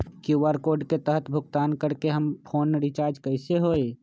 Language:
Magahi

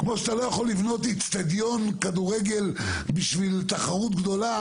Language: Hebrew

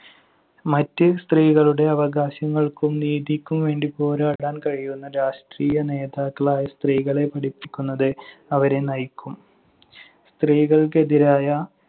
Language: Malayalam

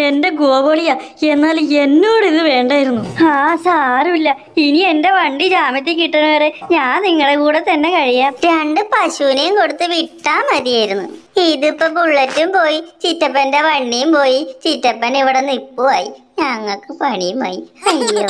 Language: Thai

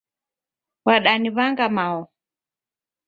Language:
Taita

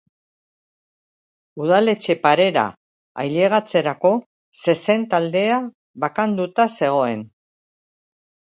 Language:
Basque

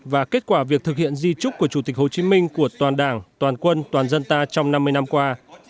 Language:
Vietnamese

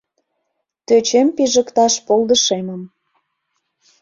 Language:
Mari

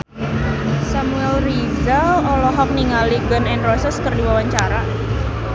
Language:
Sundanese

